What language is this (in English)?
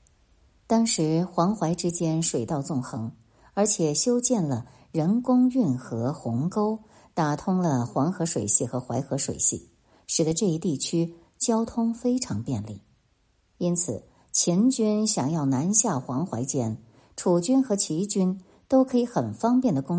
Chinese